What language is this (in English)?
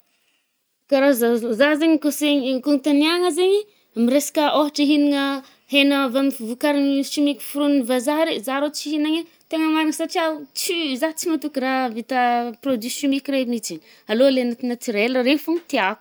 Northern Betsimisaraka Malagasy